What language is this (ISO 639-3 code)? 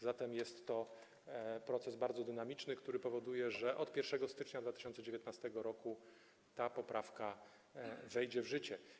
pol